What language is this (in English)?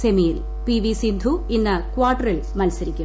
Malayalam